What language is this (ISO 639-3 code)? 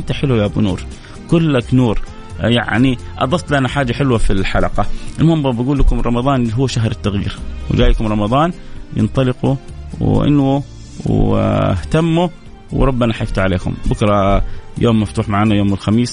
ara